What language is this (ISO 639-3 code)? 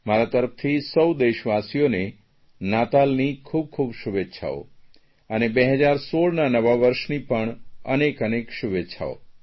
guj